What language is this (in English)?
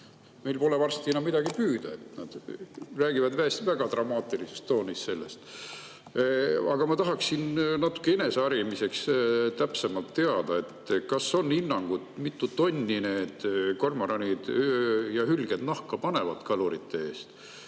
Estonian